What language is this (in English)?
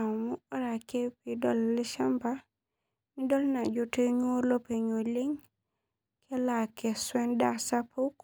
Masai